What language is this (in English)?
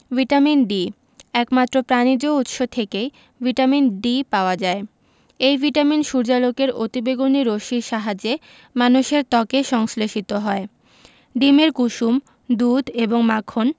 Bangla